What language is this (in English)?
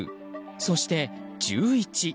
Japanese